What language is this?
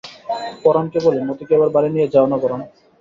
Bangla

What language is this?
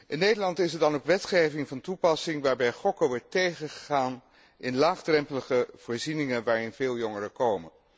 Dutch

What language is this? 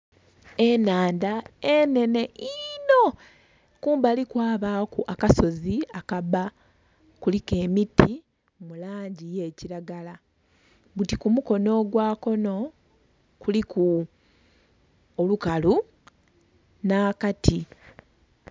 Soga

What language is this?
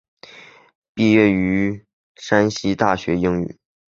Chinese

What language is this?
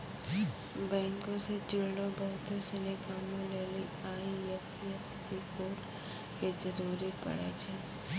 Maithili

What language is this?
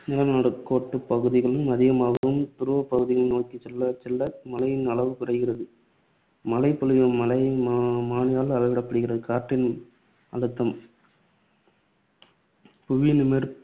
Tamil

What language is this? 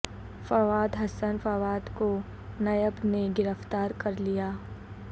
Urdu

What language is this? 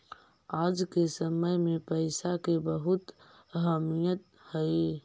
Magahi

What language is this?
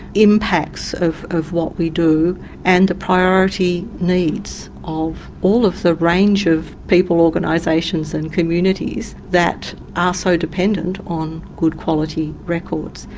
English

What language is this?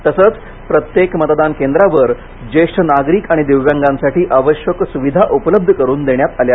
Marathi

